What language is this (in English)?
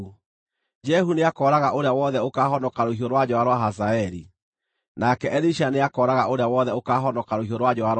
Kikuyu